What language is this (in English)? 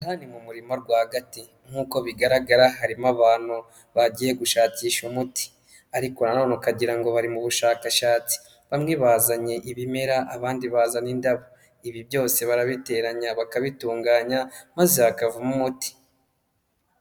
Kinyarwanda